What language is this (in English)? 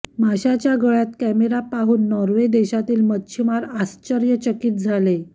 Marathi